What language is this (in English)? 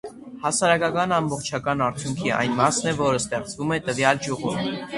Armenian